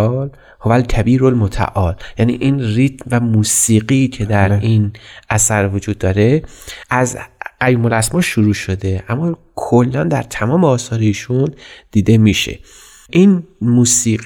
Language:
Persian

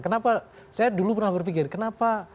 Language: Indonesian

